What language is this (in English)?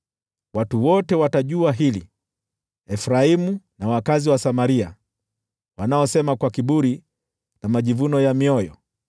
Swahili